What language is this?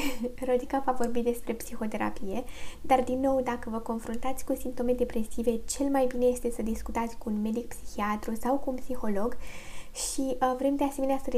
Romanian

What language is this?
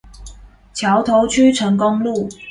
Chinese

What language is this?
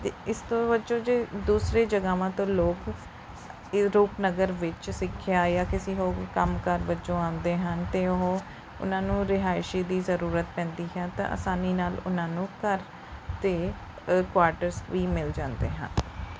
Punjabi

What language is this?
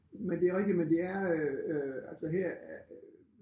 Danish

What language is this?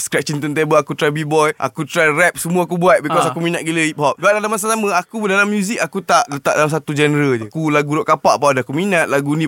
Malay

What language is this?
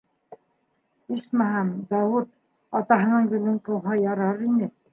Bashkir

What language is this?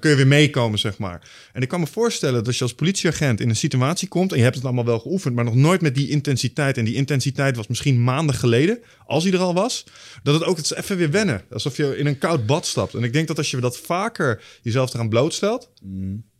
Dutch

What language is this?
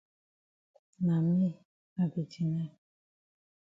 Cameroon Pidgin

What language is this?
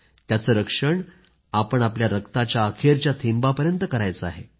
Marathi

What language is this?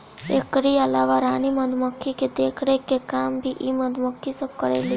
Bhojpuri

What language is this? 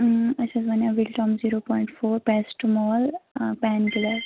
Kashmiri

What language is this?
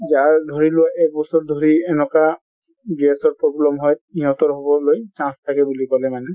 Assamese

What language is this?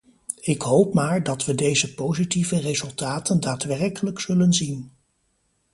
Dutch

